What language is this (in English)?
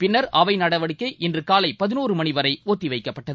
Tamil